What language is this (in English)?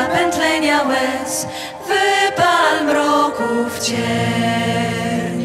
Polish